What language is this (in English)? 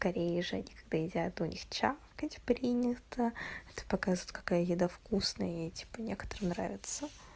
Russian